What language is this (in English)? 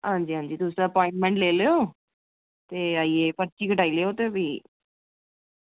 Dogri